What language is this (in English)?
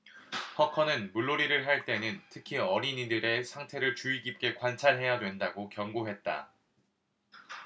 Korean